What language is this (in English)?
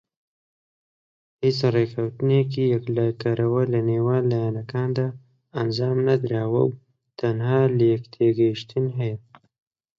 Central Kurdish